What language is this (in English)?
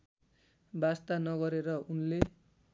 Nepali